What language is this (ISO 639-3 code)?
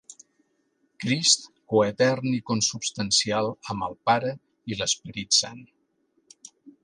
cat